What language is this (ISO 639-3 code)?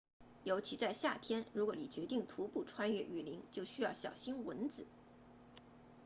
zho